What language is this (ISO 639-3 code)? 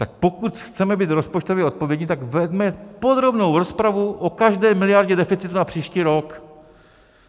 ces